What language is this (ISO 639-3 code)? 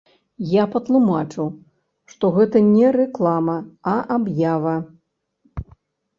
bel